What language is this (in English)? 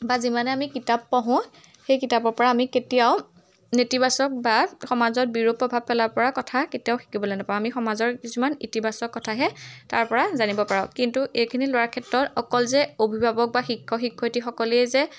Assamese